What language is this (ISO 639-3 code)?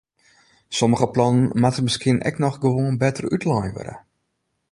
fry